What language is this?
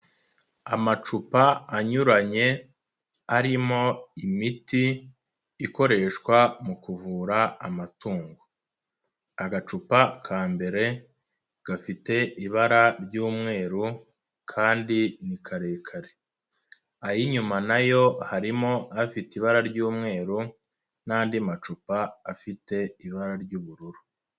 Kinyarwanda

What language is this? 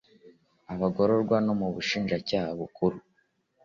Kinyarwanda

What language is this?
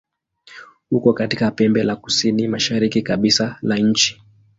Swahili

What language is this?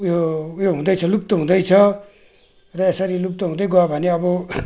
Nepali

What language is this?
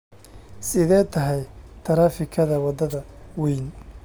Somali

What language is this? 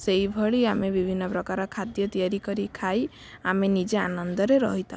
Odia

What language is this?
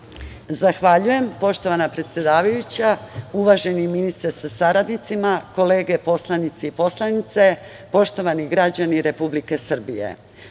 Serbian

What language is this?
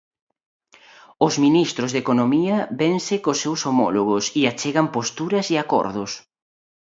Galician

